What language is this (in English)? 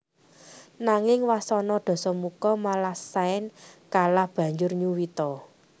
Javanese